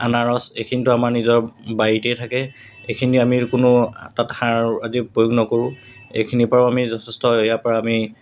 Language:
Assamese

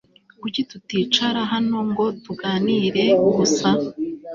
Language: Kinyarwanda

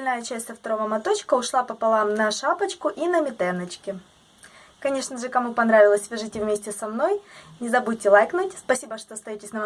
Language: Russian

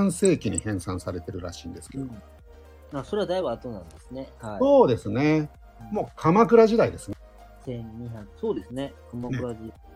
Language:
Japanese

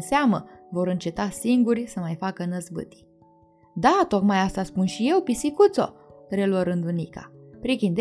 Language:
Romanian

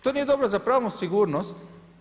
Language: Croatian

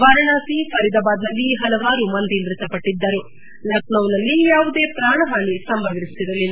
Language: Kannada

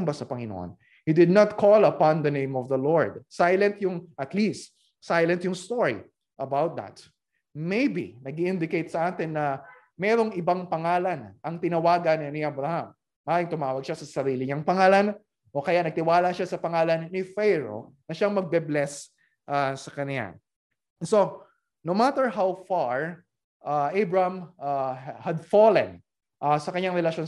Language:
Filipino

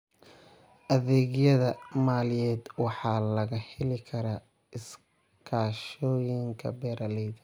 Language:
Somali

